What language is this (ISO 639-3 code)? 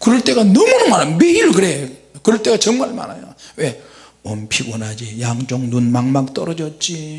kor